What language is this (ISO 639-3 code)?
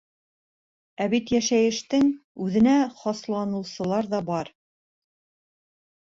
bak